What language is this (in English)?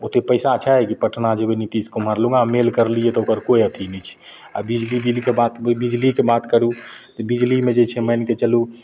Maithili